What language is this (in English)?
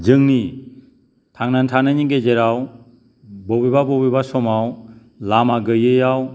Bodo